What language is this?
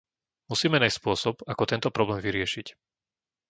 Slovak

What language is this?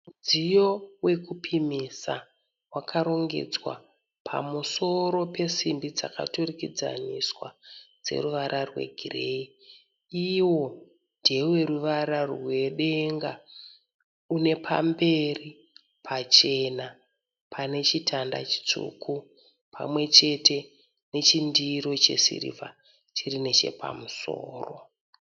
Shona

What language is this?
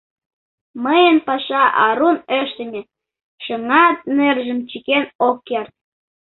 Mari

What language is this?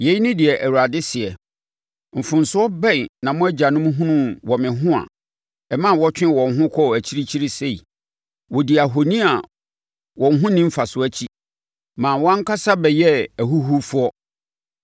Akan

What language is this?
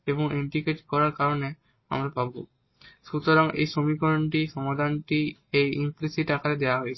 Bangla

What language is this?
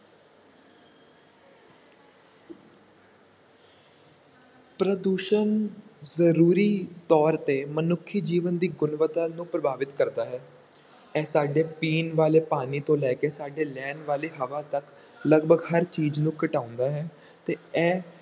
Punjabi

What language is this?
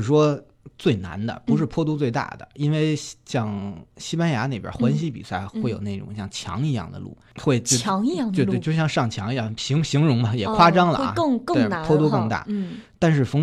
Chinese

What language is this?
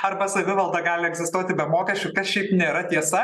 Lithuanian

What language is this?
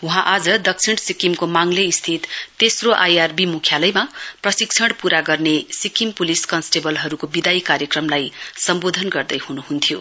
Nepali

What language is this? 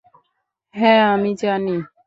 Bangla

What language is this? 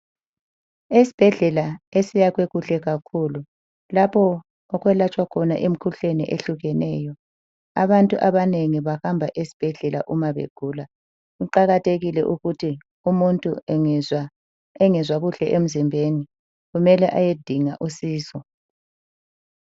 North Ndebele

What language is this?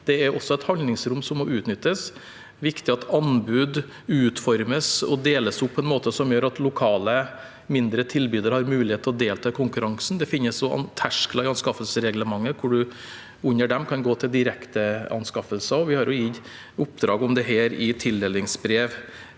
Norwegian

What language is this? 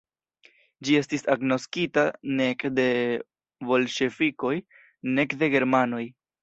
Esperanto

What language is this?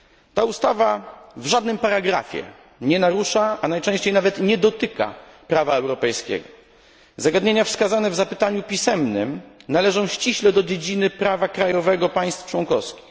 Polish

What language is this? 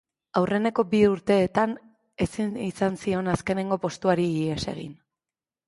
Basque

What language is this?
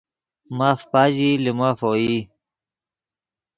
Yidgha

